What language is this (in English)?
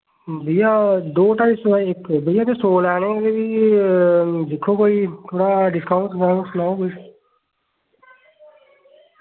Dogri